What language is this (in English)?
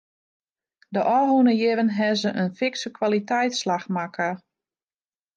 Western Frisian